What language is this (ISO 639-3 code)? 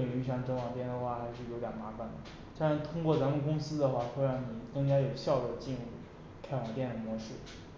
zho